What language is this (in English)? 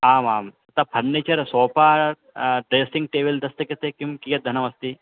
Sanskrit